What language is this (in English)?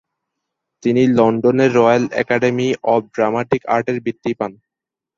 Bangla